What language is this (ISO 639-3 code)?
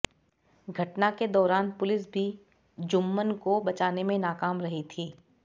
hin